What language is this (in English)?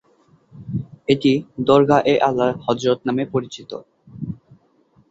Bangla